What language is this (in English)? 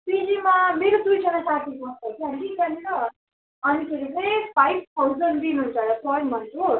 Nepali